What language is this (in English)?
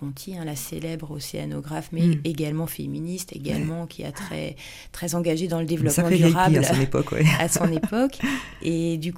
French